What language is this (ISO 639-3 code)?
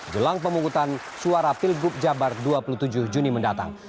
ind